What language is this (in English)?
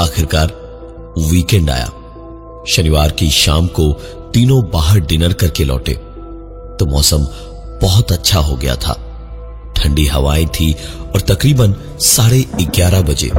Hindi